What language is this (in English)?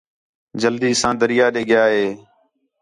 Khetrani